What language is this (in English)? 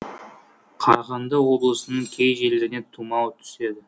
Kazakh